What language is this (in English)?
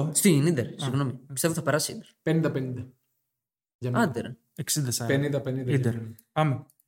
Greek